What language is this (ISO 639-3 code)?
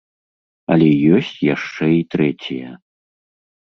bel